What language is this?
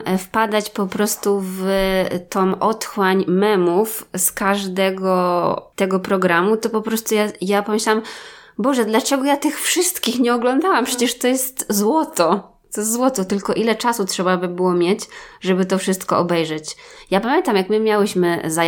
Polish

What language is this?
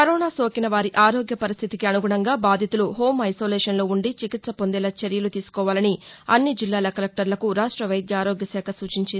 Telugu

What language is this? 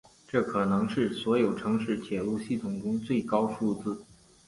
Chinese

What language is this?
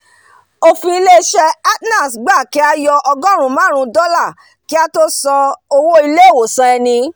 Yoruba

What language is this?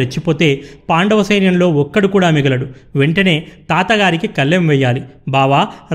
Telugu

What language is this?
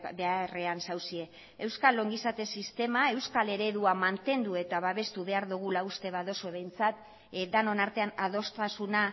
Basque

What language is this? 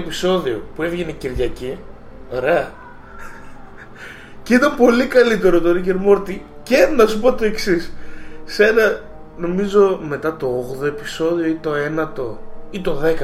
Greek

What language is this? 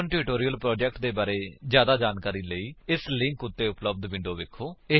Punjabi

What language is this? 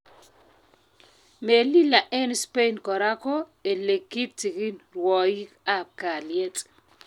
Kalenjin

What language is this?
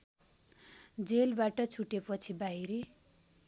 Nepali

